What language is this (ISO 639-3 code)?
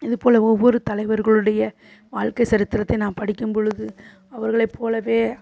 tam